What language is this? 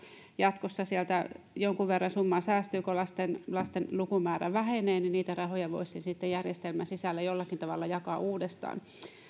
Finnish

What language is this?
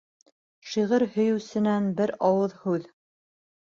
Bashkir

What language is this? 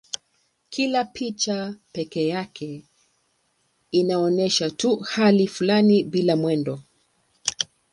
Swahili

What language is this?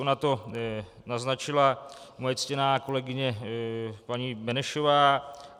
Czech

